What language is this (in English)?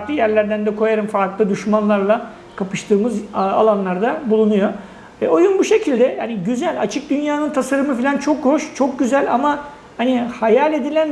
Turkish